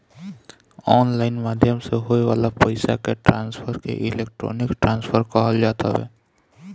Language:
Bhojpuri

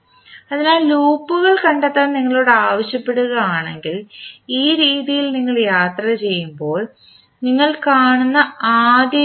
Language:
Malayalam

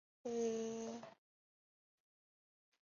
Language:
Chinese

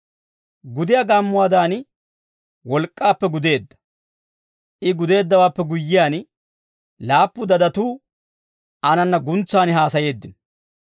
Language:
Dawro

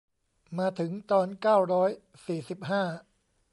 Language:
Thai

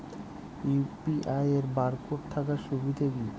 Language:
Bangla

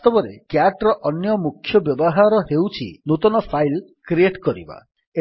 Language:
Odia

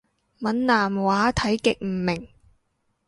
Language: Cantonese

